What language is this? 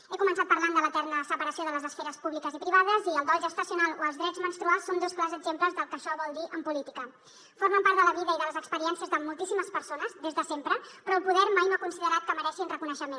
Catalan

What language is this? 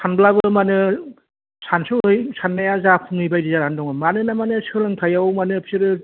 Bodo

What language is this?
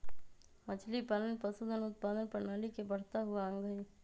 Magahi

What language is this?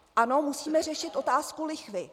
Czech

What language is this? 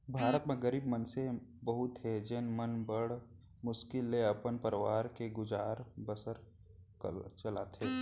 Chhattisgarhi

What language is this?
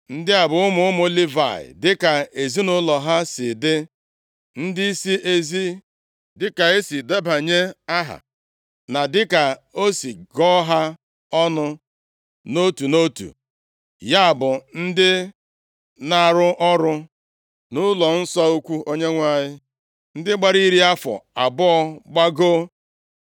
Igbo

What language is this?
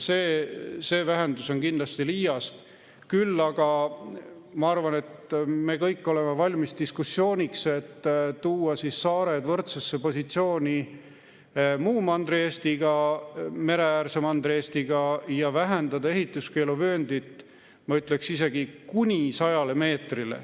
Estonian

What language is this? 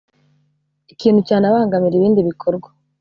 Kinyarwanda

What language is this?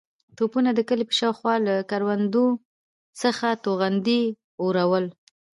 Pashto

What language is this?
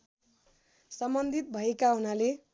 Nepali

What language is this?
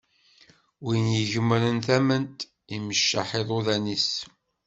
Kabyle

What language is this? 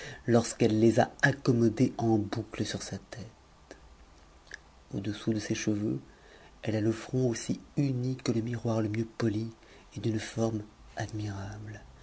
French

